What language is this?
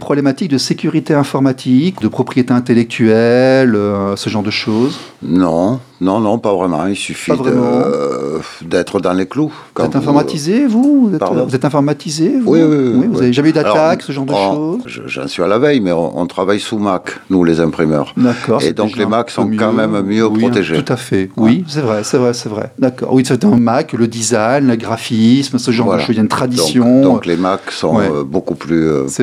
French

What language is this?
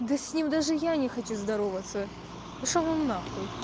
Russian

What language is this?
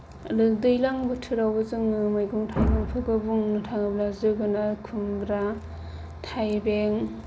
Bodo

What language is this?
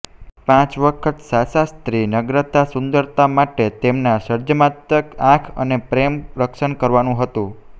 Gujarati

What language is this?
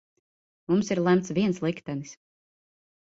Latvian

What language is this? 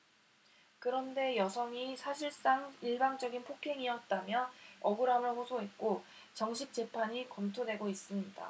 Korean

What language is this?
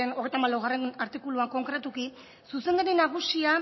Basque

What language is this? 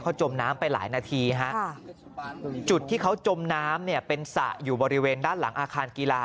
Thai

